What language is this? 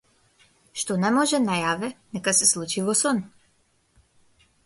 Macedonian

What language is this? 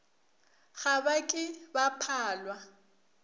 Northern Sotho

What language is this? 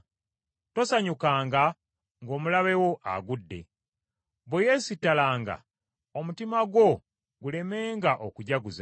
Ganda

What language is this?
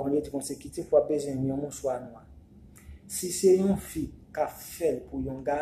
French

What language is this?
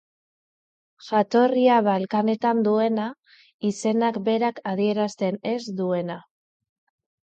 Basque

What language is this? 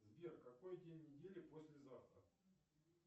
Russian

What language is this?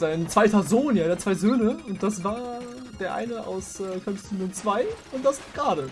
German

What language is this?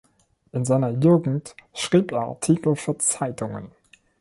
German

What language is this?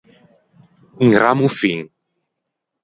Ligurian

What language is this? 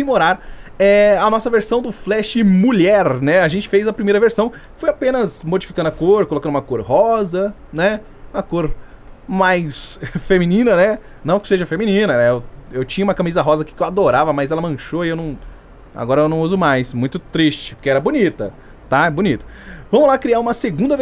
Portuguese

